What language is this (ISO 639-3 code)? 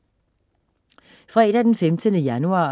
dan